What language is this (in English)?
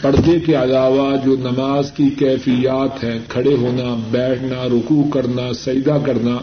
Urdu